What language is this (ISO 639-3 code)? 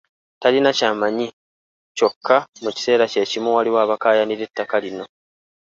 lug